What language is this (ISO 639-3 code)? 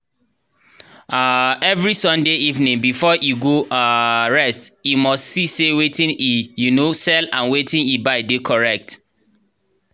pcm